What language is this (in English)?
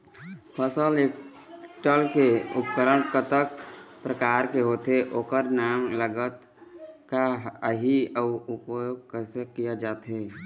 Chhattisgarhi